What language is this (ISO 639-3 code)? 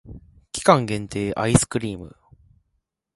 jpn